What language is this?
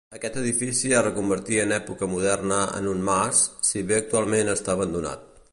Catalan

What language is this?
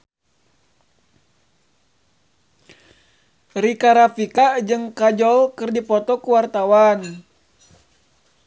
Sundanese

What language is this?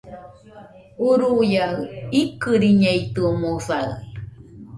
Nüpode Huitoto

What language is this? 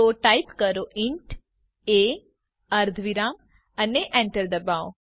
Gujarati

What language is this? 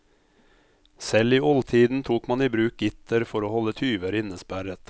Norwegian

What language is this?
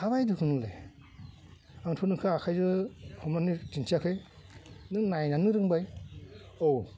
Bodo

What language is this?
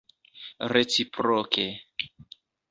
Esperanto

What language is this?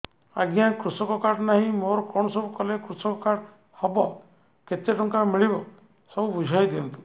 Odia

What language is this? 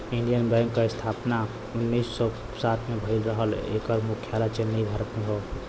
Bhojpuri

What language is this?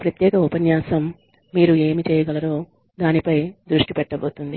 Telugu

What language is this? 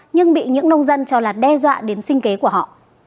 Vietnamese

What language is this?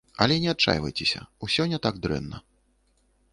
Belarusian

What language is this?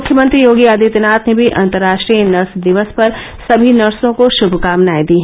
Hindi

